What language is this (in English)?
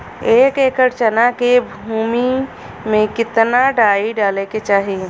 Bhojpuri